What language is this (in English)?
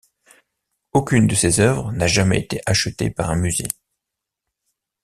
French